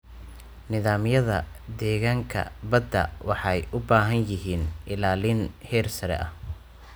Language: Somali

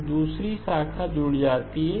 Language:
Hindi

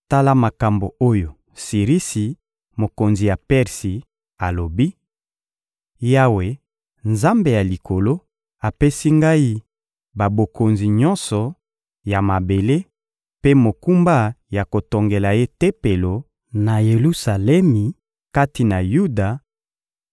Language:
Lingala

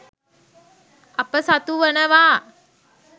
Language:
Sinhala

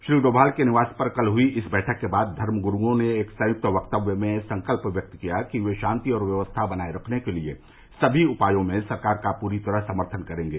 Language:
Hindi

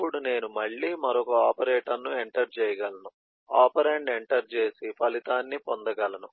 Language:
Telugu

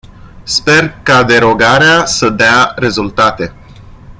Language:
Romanian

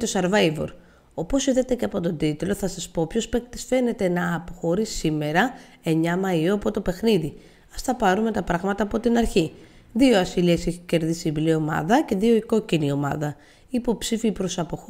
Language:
Greek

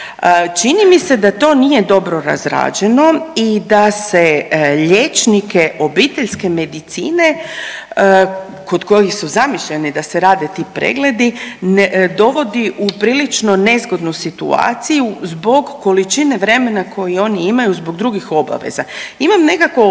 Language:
Croatian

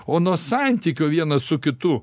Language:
Lithuanian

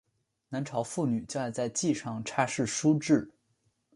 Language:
Chinese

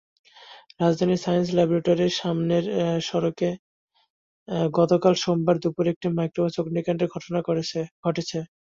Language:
Bangla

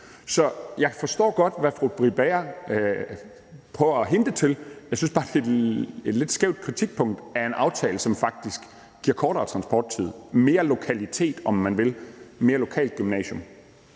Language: Danish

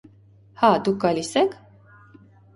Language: Armenian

